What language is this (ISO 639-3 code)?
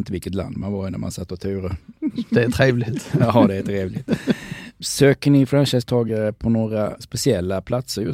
swe